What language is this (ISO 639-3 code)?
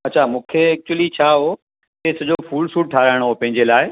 snd